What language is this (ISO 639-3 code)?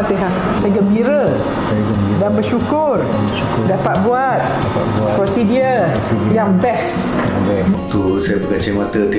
msa